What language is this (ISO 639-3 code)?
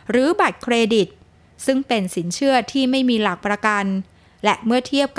tha